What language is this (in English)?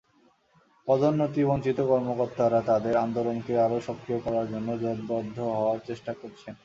Bangla